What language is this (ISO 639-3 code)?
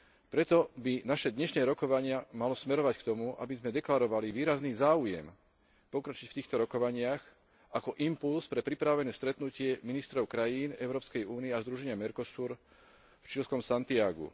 slk